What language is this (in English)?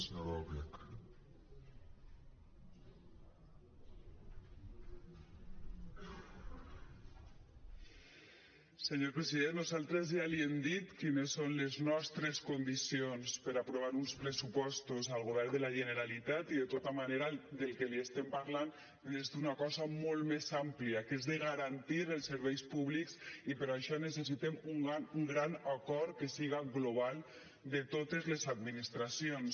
Catalan